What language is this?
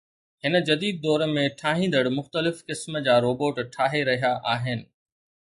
Sindhi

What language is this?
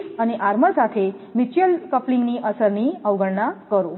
Gujarati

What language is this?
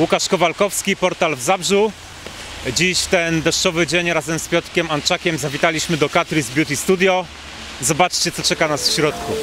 Polish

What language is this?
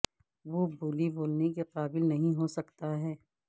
Urdu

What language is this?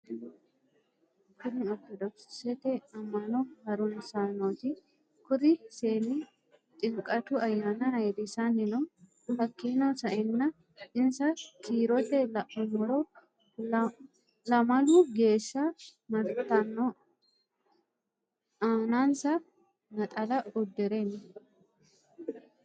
Sidamo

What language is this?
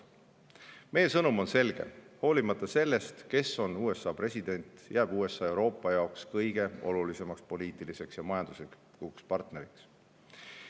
Estonian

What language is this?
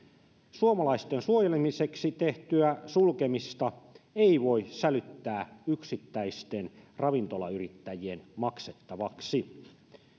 Finnish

